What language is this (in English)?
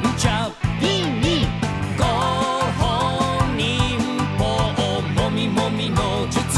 Thai